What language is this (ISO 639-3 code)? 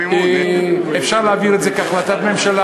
heb